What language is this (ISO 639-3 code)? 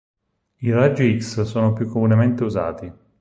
ita